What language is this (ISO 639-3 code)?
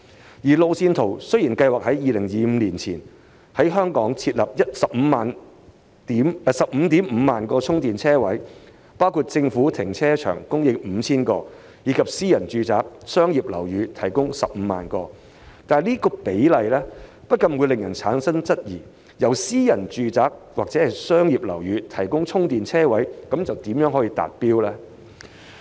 yue